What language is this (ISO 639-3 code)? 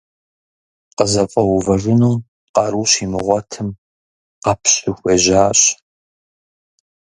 kbd